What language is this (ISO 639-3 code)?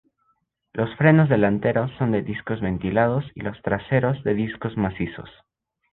spa